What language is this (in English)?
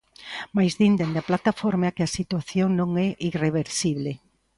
Galician